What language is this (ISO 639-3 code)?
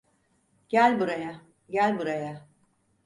tur